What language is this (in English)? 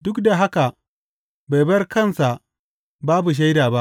Hausa